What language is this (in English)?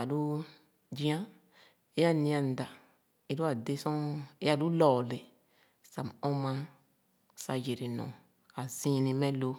Khana